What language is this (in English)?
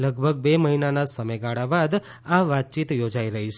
Gujarati